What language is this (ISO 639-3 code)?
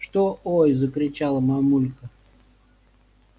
rus